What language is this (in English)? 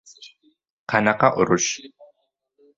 Uzbek